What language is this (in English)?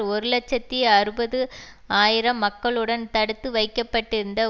Tamil